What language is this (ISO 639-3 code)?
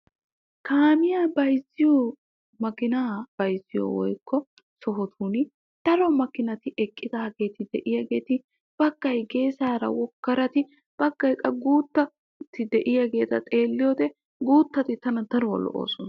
wal